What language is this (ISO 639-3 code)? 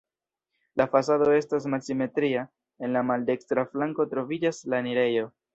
epo